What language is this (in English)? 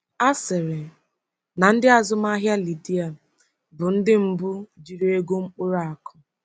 Igbo